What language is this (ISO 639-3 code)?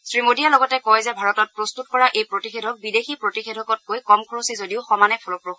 asm